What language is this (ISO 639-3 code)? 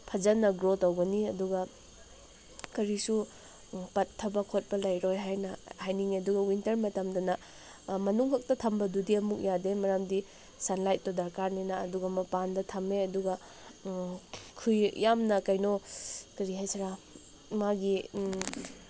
mni